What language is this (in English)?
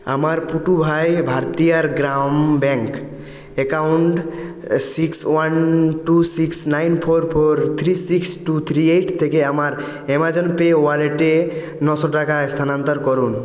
Bangla